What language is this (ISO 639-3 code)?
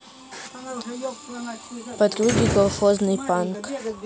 rus